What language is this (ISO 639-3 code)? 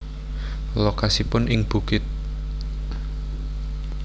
jav